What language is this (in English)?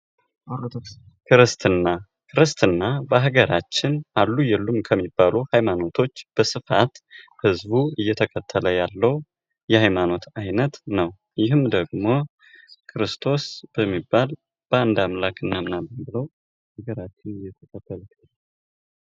Amharic